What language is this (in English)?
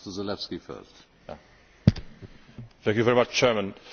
Polish